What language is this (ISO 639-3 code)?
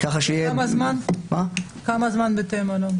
heb